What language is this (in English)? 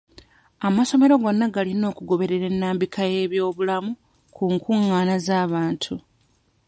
Ganda